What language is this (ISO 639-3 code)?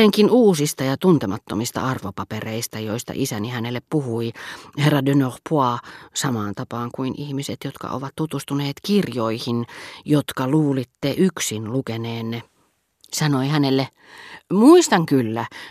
fin